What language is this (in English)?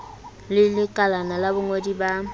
Southern Sotho